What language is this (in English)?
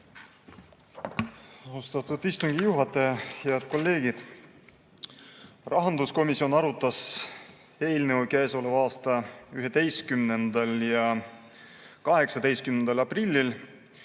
Estonian